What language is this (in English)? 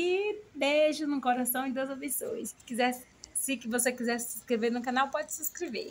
Portuguese